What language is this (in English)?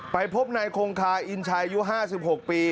Thai